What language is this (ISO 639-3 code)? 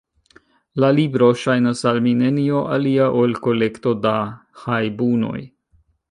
epo